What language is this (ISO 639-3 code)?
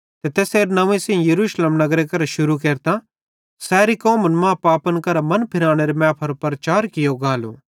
bhd